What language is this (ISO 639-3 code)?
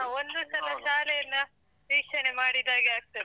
kan